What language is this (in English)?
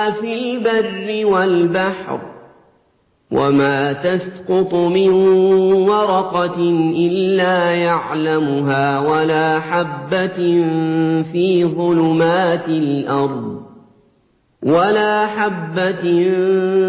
Arabic